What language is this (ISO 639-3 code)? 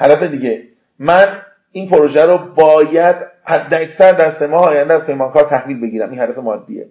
fas